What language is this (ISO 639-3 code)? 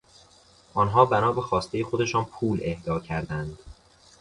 fas